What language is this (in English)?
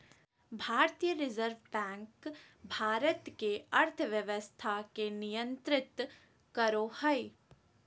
Magahi